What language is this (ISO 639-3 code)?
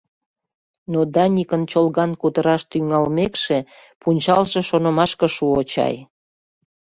chm